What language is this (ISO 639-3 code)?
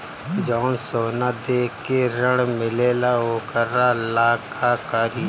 bho